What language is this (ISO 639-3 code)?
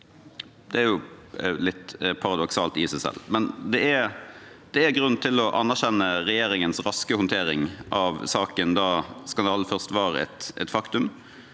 nor